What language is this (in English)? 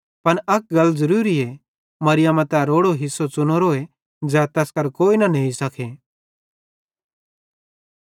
Bhadrawahi